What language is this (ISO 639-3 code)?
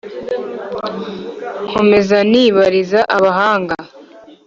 kin